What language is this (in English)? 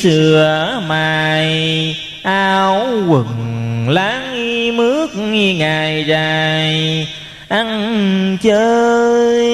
Vietnamese